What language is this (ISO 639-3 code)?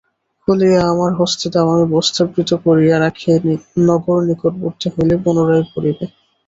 ben